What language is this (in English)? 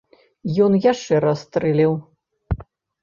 Belarusian